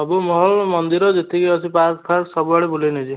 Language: Odia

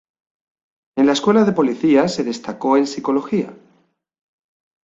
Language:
Spanish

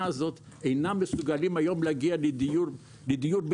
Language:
Hebrew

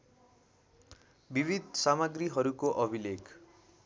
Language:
Nepali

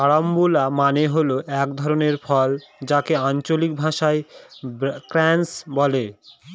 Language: Bangla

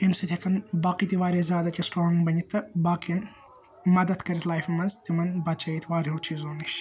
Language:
Kashmiri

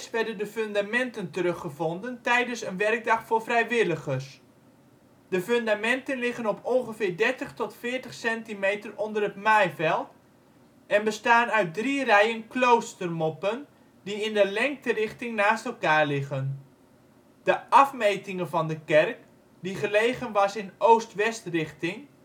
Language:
Dutch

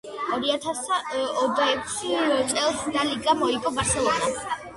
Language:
Georgian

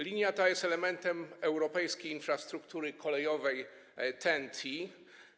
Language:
Polish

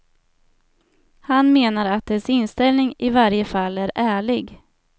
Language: Swedish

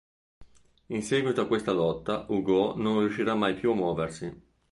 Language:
Italian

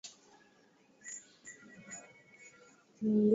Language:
Swahili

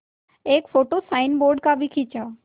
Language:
Hindi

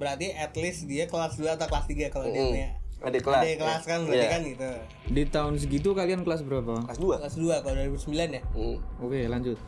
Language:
Indonesian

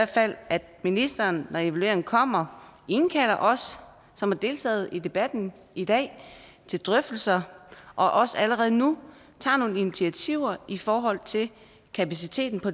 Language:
Danish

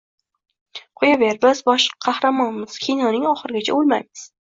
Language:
Uzbek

